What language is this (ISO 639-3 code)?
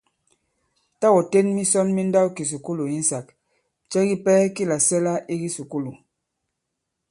abb